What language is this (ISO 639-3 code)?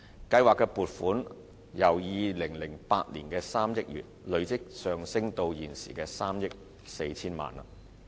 yue